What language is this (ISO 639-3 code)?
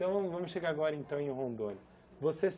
por